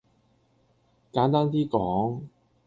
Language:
Cantonese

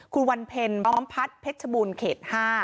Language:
Thai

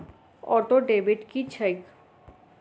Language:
Maithili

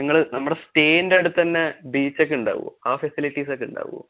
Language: Malayalam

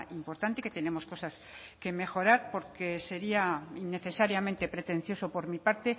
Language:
Spanish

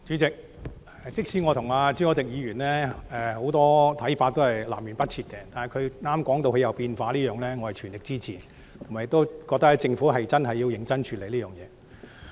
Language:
Cantonese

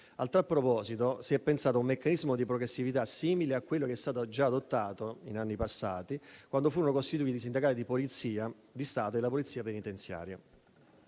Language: Italian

